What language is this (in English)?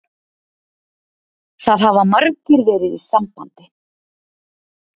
Icelandic